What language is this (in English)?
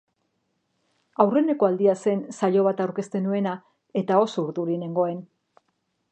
Basque